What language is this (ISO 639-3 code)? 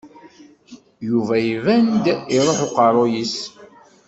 kab